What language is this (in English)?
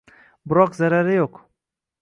Uzbek